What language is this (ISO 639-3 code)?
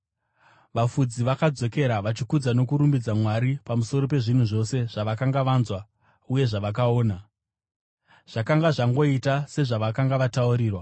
sna